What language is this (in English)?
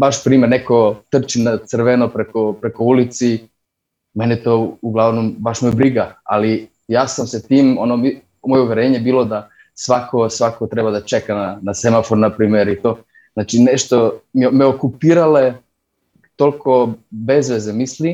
Croatian